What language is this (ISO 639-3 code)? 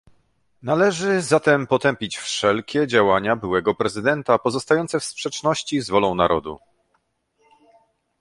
pol